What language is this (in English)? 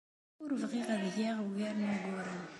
Kabyle